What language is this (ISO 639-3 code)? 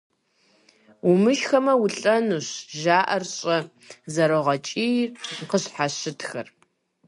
kbd